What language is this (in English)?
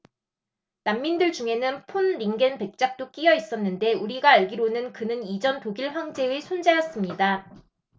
Korean